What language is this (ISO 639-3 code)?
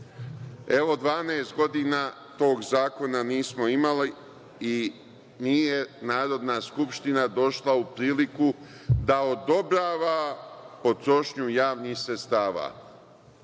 srp